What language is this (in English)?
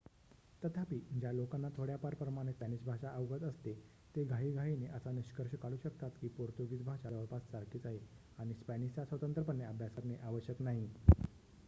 Marathi